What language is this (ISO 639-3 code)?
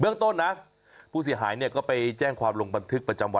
tha